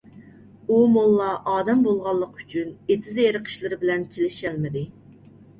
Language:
Uyghur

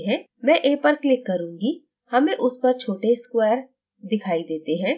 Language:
Hindi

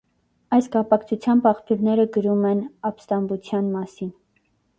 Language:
Armenian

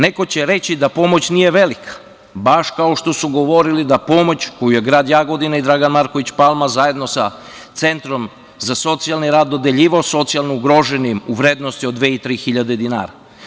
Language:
Serbian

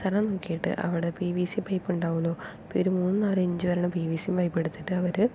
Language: Malayalam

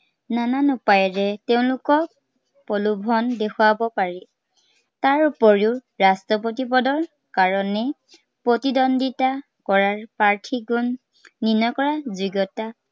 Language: Assamese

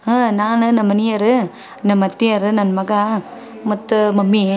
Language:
Kannada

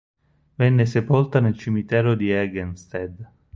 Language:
Italian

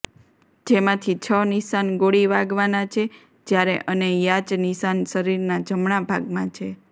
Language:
Gujarati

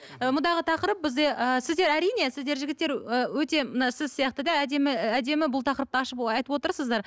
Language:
Kazakh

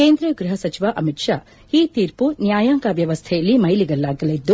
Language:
Kannada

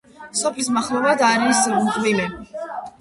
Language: Georgian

